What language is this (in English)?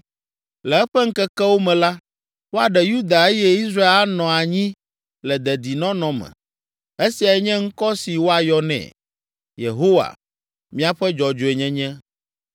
Ewe